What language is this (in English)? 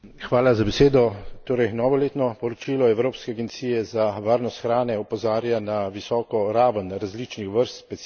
Slovenian